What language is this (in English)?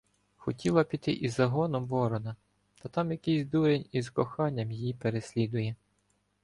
Ukrainian